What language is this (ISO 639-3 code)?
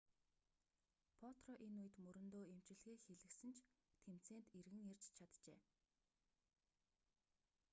mon